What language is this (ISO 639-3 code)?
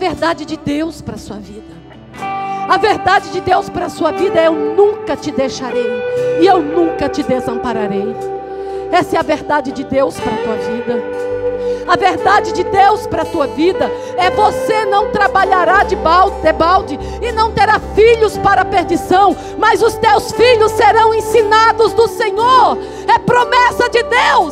por